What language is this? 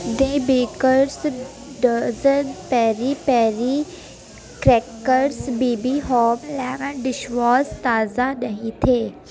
Urdu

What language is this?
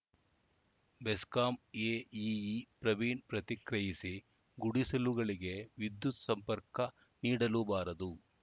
Kannada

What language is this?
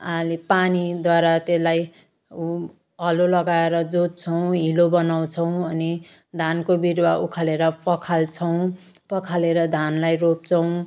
Nepali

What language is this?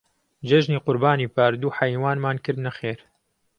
Central Kurdish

